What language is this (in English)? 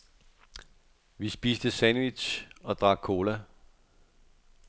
Danish